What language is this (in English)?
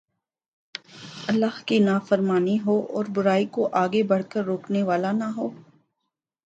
Urdu